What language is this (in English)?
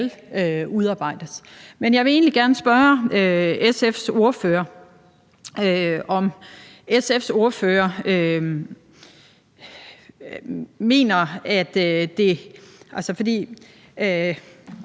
Danish